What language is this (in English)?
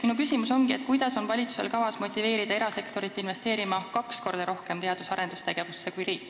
Estonian